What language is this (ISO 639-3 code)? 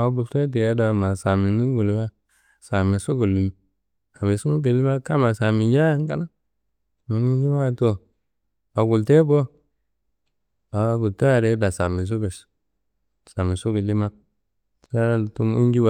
kbl